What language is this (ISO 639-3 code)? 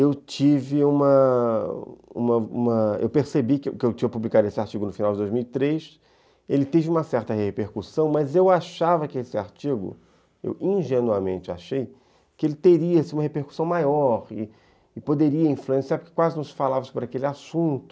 por